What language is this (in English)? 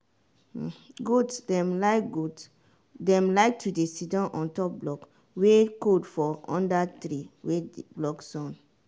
Nigerian Pidgin